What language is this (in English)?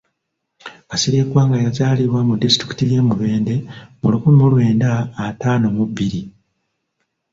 Ganda